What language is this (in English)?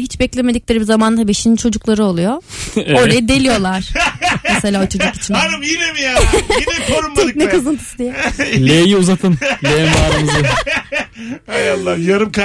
Turkish